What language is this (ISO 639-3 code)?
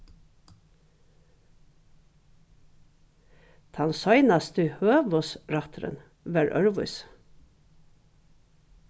fao